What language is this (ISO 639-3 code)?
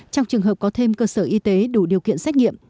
vie